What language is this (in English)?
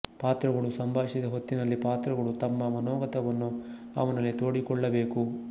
Kannada